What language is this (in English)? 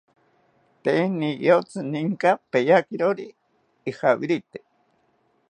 South Ucayali Ashéninka